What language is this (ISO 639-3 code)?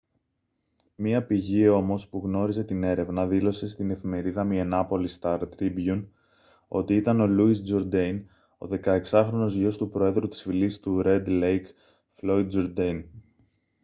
ell